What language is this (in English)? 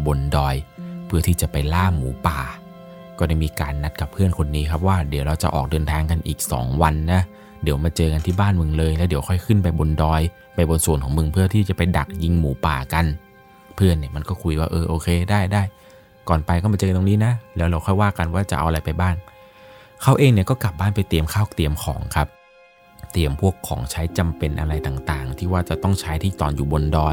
Thai